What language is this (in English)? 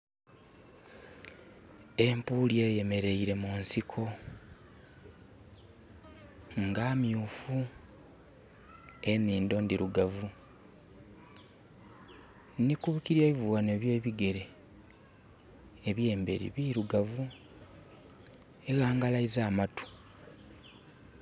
Soga